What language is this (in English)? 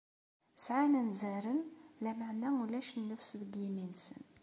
Kabyle